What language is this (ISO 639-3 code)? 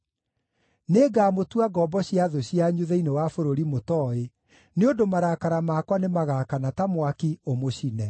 kik